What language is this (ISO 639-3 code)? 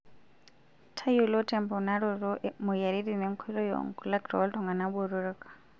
mas